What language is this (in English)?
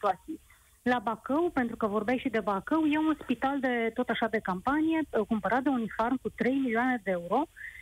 Romanian